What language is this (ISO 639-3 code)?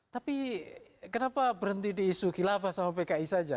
ind